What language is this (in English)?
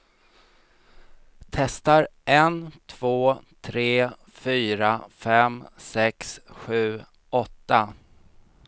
Swedish